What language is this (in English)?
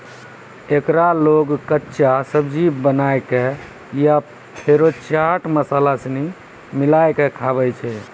Maithili